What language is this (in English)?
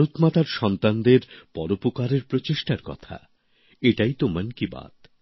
Bangla